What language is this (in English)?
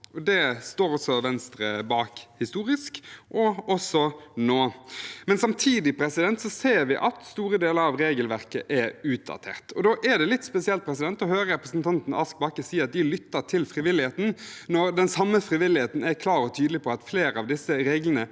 Norwegian